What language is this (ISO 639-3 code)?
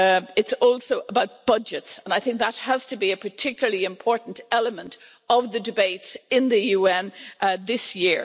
eng